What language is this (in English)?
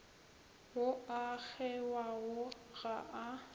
Northern Sotho